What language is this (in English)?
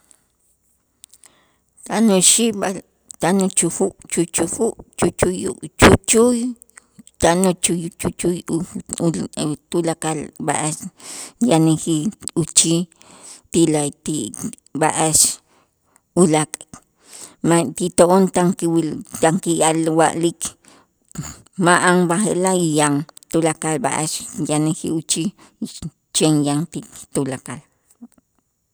Itzá